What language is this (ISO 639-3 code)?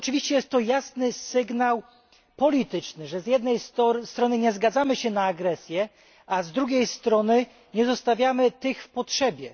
pol